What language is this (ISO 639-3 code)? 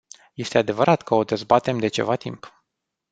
ron